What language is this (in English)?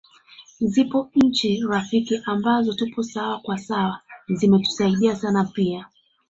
Swahili